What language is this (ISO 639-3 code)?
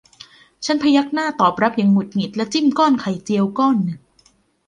tha